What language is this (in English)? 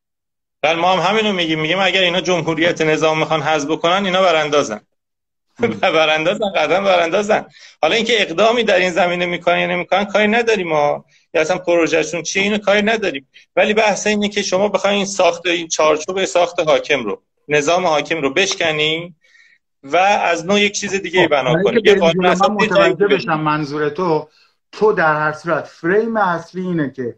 Persian